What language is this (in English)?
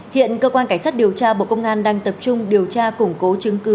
Vietnamese